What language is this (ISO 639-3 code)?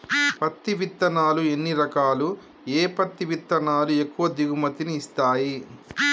tel